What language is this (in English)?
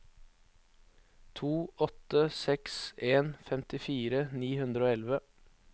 Norwegian